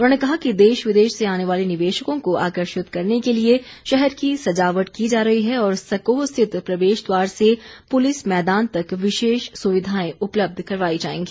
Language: Hindi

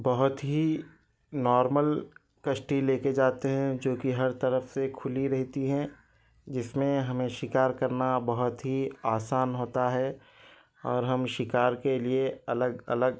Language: Urdu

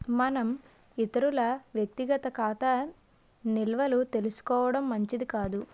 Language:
Telugu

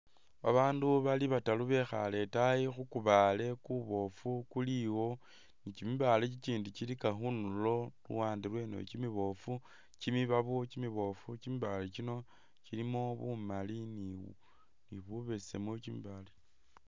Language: Masaaba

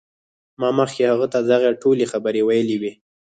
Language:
Pashto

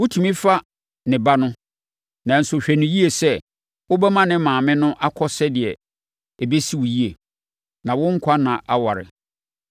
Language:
Akan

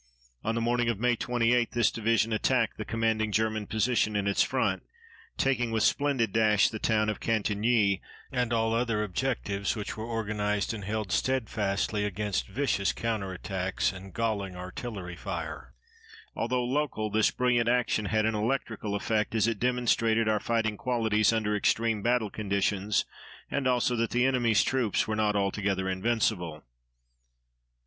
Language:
English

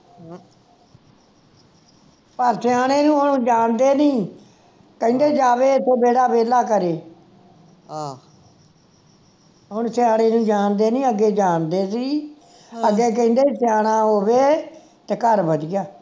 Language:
Punjabi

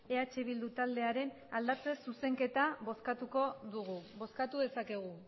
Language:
Basque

